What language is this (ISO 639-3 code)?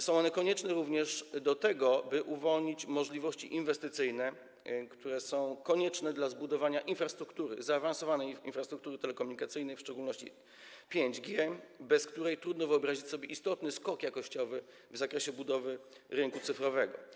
pol